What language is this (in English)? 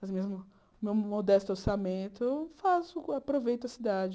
Portuguese